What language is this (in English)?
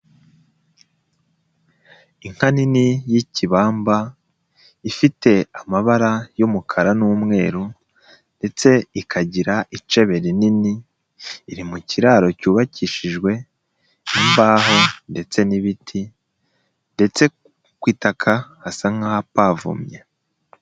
Kinyarwanda